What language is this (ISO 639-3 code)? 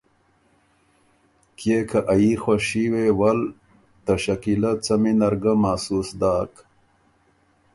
oru